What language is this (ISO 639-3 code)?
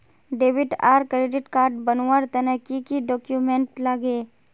mag